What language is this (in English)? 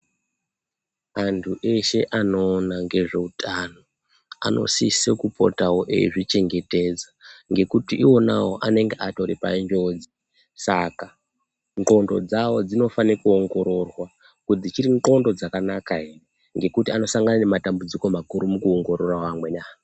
Ndau